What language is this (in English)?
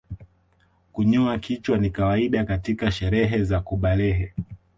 Swahili